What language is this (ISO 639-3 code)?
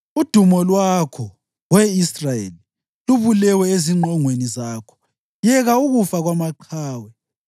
nde